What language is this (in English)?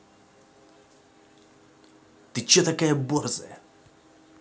Russian